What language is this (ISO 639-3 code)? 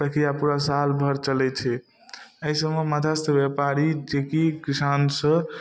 mai